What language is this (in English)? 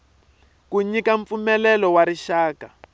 Tsonga